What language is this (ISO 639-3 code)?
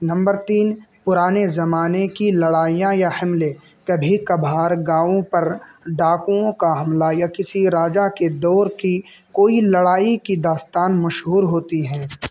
urd